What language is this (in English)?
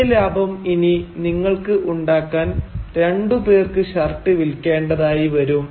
Malayalam